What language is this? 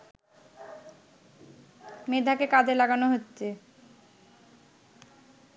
Bangla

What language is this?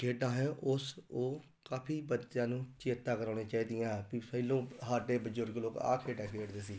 Punjabi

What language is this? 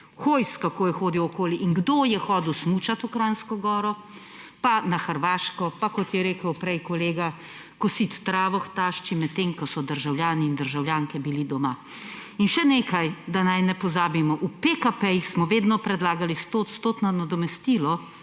Slovenian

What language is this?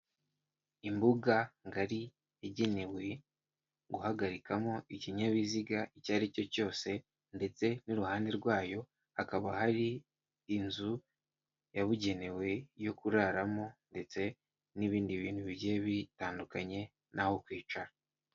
Kinyarwanda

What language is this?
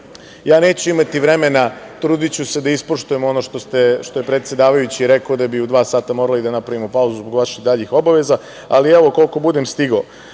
Serbian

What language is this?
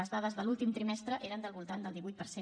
Catalan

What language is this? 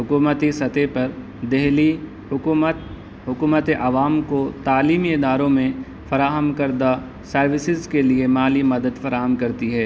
Urdu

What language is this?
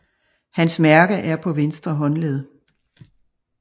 Danish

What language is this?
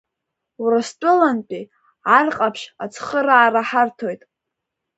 Abkhazian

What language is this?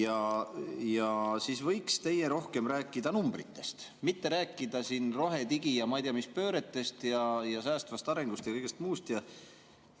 Estonian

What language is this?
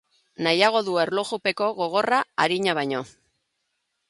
Basque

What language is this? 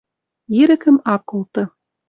Western Mari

